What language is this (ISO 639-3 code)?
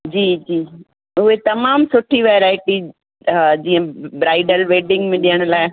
snd